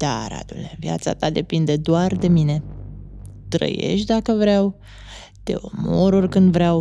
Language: Romanian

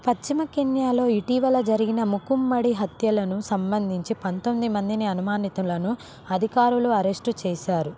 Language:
Telugu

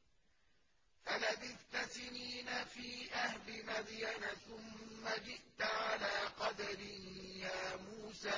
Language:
Arabic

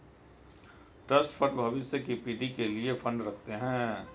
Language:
Hindi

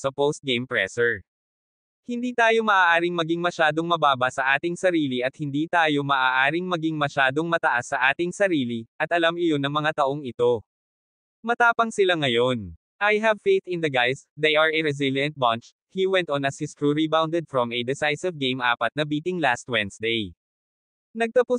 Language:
Filipino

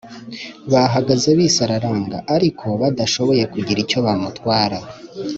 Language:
Kinyarwanda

